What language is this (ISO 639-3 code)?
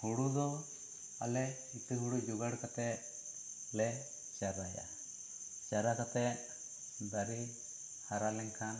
sat